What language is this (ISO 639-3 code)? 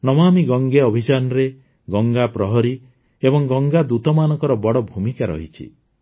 ori